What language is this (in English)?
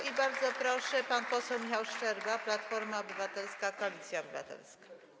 Polish